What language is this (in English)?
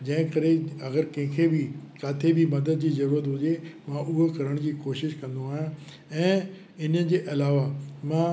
Sindhi